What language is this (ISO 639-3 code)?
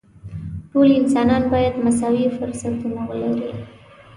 pus